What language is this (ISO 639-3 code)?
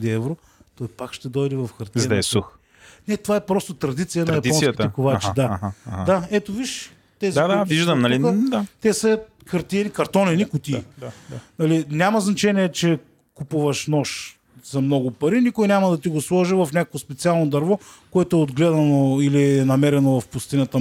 bul